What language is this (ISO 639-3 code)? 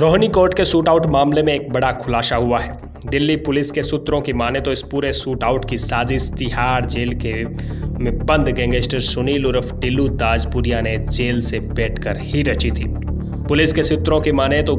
hin